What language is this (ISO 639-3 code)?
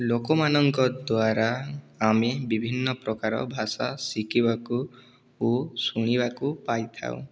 ori